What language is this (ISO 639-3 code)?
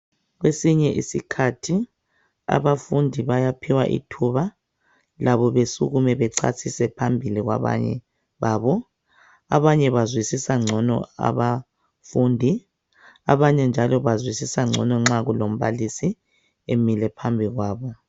nde